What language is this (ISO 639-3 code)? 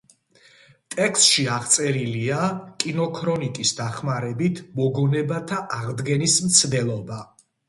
kat